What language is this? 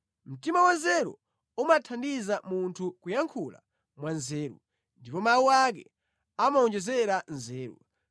Nyanja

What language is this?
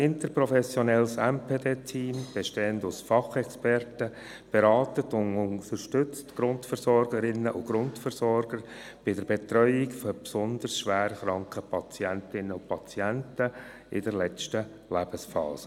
Swiss German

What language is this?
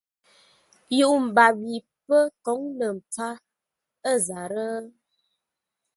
Ngombale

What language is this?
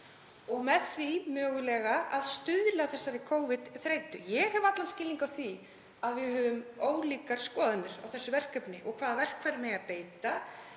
Icelandic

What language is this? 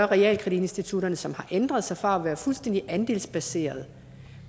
Danish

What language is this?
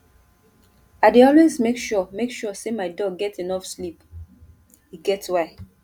Nigerian Pidgin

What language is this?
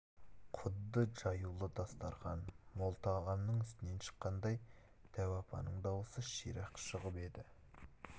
Kazakh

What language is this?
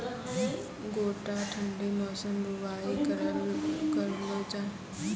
Maithili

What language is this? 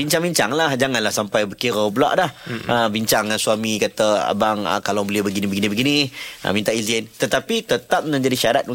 Malay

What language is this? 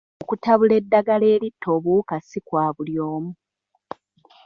Ganda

